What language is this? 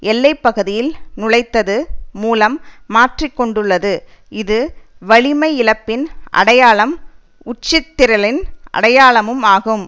Tamil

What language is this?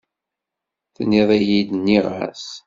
Kabyle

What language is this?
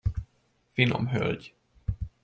Hungarian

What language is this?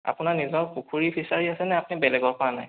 Assamese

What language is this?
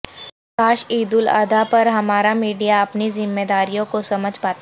Urdu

